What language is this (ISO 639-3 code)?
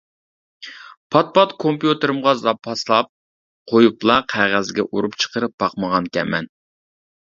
uig